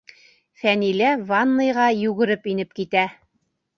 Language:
Bashkir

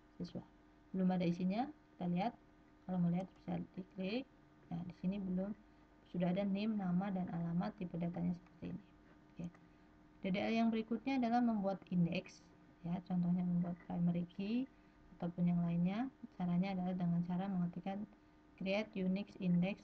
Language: Indonesian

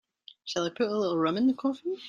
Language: English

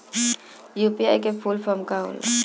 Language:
Bhojpuri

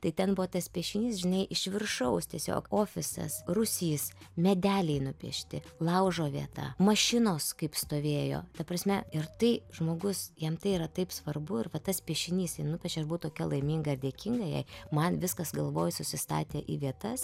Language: Lithuanian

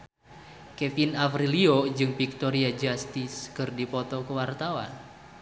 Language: Sundanese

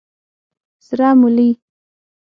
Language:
Pashto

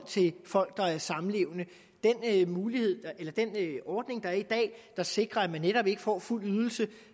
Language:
Danish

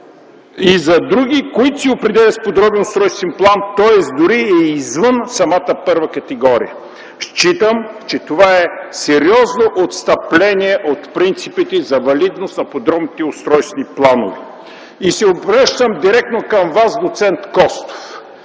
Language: Bulgarian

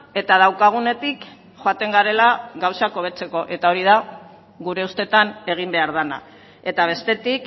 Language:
Basque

